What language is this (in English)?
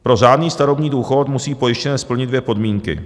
Czech